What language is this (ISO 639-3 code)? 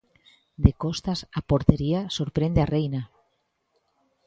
glg